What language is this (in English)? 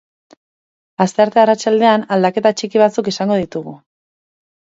Basque